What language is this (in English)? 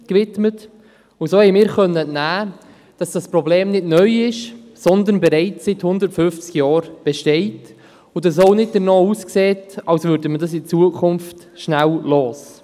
Swiss German